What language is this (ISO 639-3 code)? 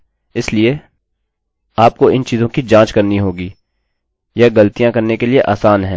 hin